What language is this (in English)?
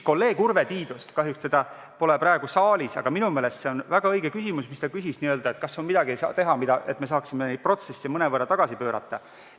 Estonian